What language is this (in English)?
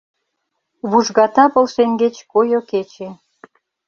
Mari